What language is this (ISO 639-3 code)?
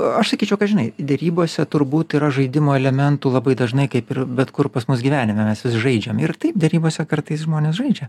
lit